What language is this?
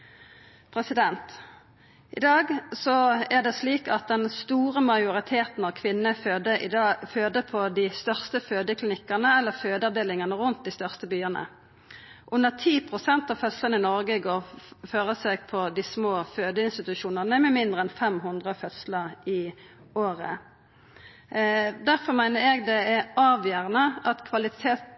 Norwegian Nynorsk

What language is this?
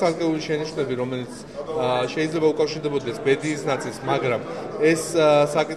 Romanian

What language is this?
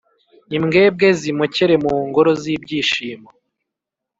Kinyarwanda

